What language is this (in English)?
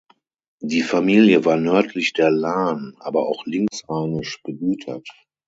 German